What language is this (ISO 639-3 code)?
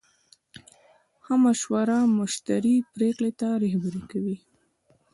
pus